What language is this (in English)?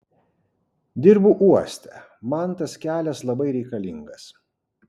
Lithuanian